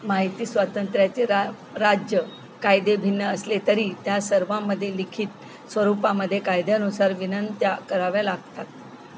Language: Marathi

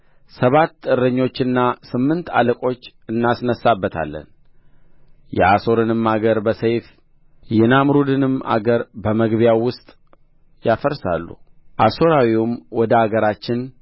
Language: Amharic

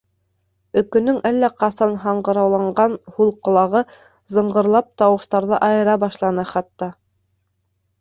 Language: Bashkir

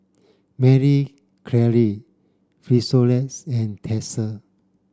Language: English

